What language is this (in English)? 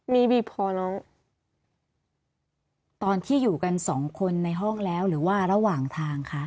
Thai